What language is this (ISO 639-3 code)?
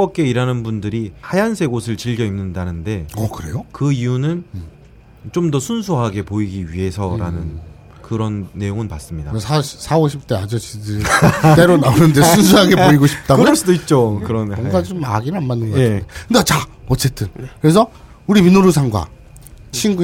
kor